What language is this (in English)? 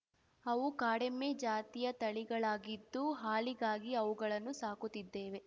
Kannada